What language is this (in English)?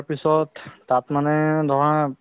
Assamese